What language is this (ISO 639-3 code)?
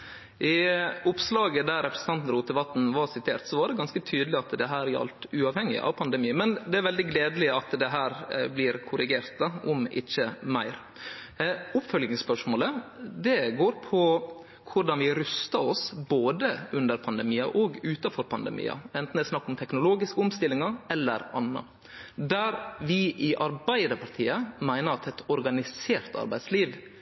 nno